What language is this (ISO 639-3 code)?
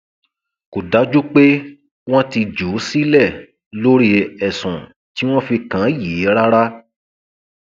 yor